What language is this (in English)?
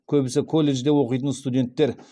Kazakh